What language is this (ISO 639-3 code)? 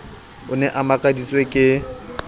sot